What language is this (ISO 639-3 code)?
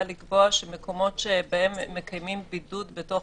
heb